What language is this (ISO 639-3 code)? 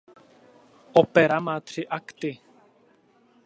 ces